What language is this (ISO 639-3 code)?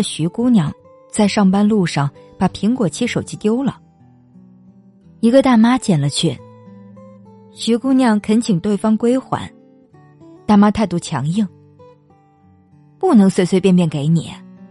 zho